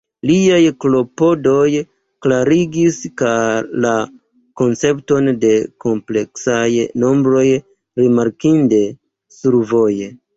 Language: Esperanto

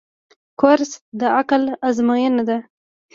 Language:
Pashto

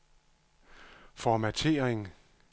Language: Danish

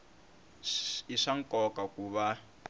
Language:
Tsonga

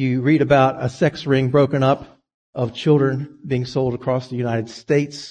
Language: English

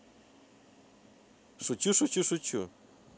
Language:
Russian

